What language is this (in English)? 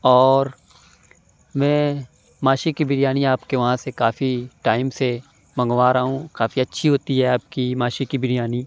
Urdu